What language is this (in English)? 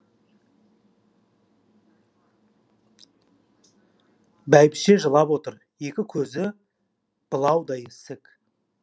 Kazakh